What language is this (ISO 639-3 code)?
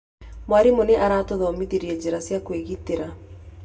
kik